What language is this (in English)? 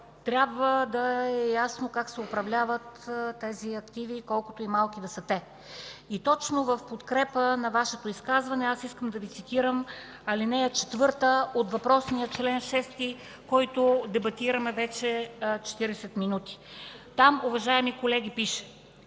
Bulgarian